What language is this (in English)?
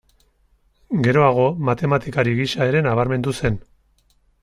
Basque